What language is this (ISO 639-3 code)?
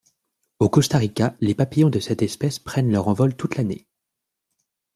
fra